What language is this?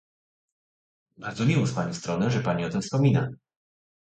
Polish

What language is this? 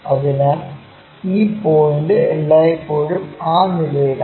Malayalam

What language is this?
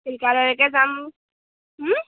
Assamese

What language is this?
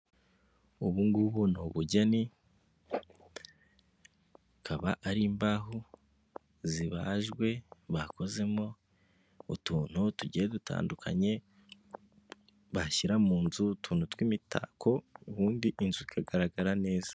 Kinyarwanda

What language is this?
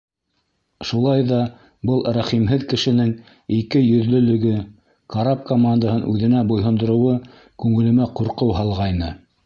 Bashkir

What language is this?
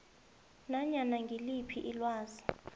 South Ndebele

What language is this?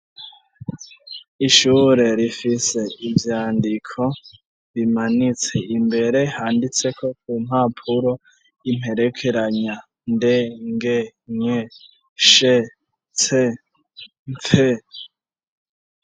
Rundi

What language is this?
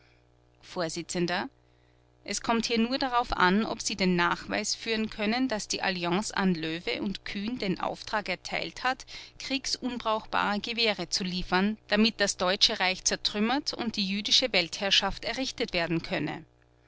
German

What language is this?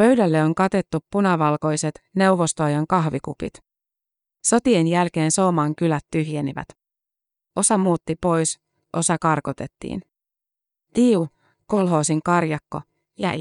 Finnish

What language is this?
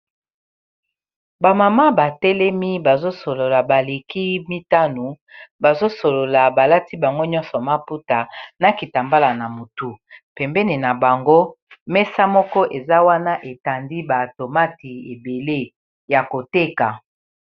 Lingala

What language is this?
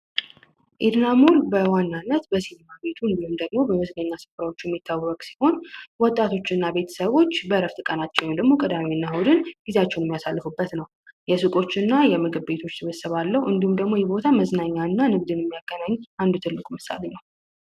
Amharic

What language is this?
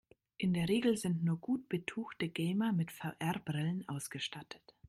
German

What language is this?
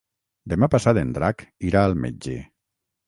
Catalan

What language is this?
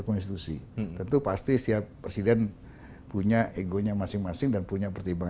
Indonesian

